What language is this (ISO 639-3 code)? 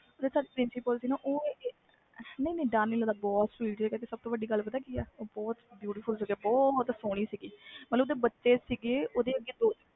pan